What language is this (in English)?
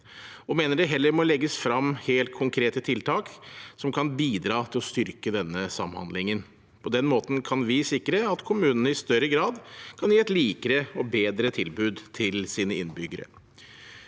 Norwegian